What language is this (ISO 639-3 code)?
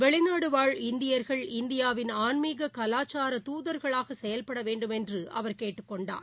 tam